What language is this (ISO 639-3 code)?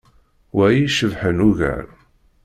kab